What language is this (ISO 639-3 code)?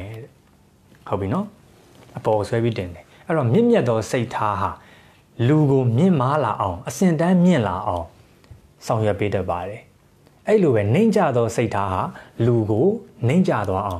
tha